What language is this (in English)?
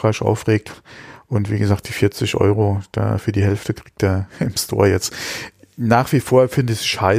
German